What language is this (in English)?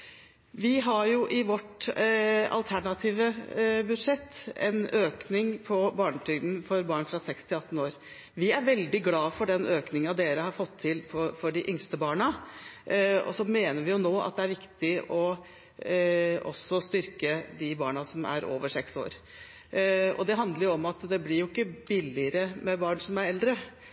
Norwegian Bokmål